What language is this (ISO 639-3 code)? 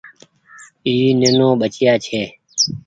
gig